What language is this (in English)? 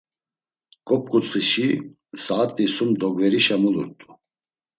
Laz